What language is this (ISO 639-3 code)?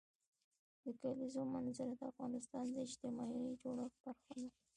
pus